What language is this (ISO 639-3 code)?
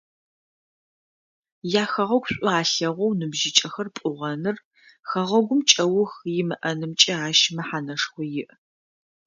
ady